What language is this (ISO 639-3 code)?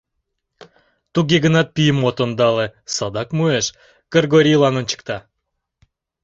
chm